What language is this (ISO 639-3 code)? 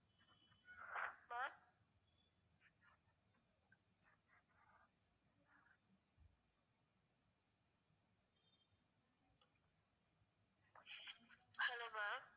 tam